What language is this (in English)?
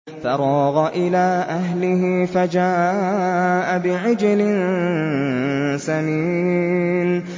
Arabic